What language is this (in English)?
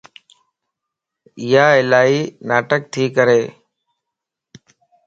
Lasi